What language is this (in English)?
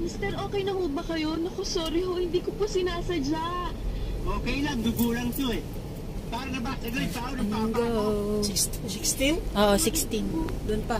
Filipino